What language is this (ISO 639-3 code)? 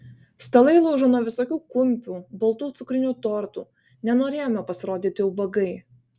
lit